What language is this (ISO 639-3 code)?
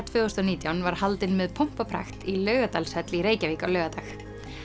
isl